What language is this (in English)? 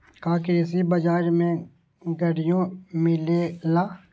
Magahi